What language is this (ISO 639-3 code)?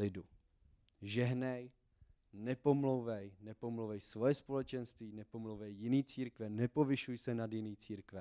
ces